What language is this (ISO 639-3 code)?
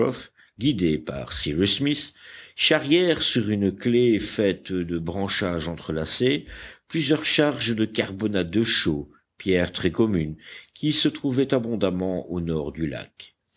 fra